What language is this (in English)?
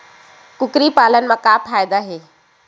Chhattisgarhi